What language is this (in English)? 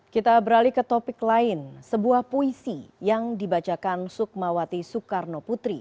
Indonesian